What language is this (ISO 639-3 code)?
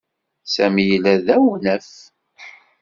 kab